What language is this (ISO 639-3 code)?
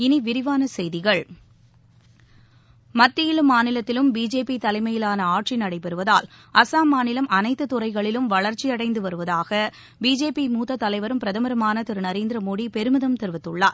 tam